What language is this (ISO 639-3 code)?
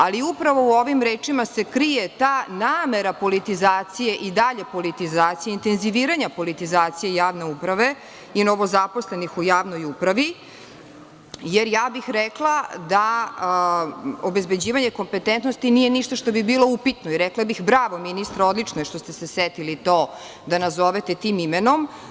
srp